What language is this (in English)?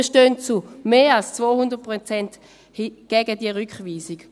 Swiss German